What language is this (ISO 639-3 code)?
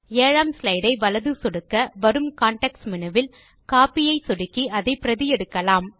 tam